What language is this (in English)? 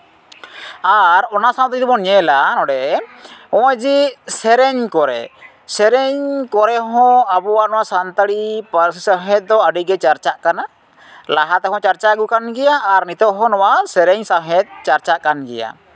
Santali